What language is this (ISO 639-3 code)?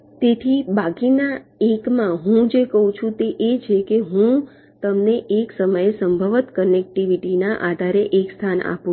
guj